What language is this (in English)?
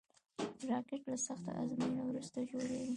Pashto